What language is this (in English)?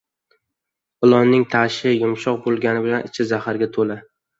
Uzbek